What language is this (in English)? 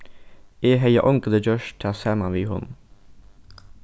Faroese